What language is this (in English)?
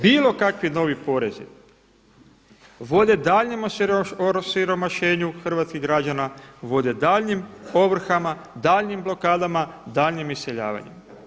Croatian